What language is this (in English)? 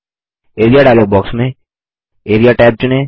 Hindi